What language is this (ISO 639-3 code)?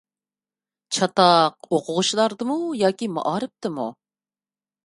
uig